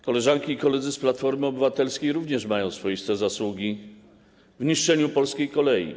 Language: Polish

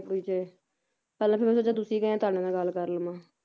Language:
Punjabi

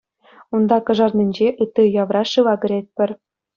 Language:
Chuvash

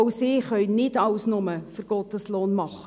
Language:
Swiss German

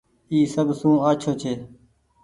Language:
Goaria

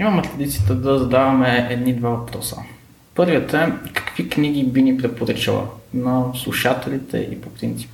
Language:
Bulgarian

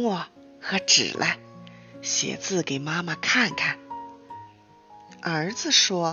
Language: Chinese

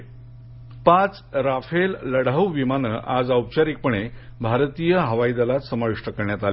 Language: Marathi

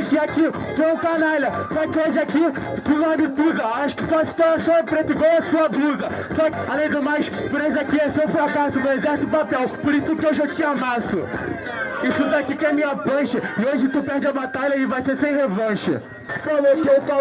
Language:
Portuguese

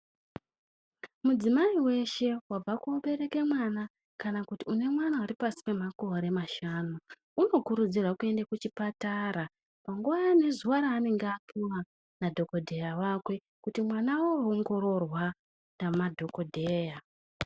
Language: Ndau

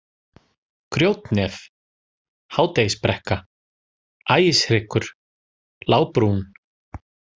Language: Icelandic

